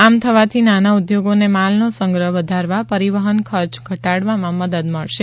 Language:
Gujarati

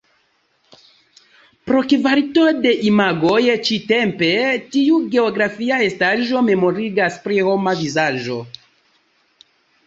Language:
Esperanto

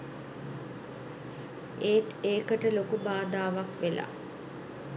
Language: Sinhala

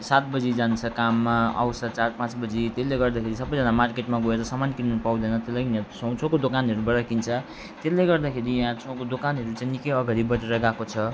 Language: Nepali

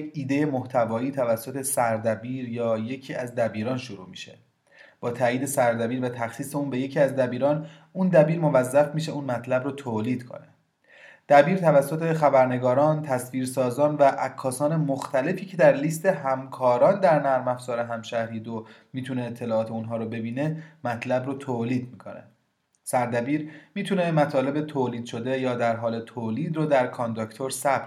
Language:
Persian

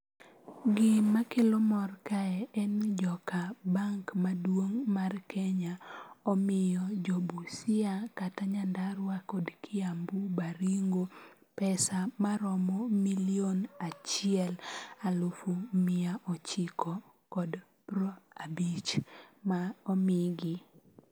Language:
Luo (Kenya and Tanzania)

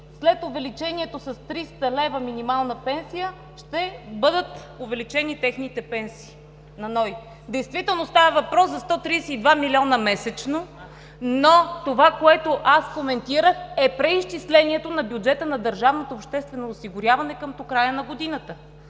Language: Bulgarian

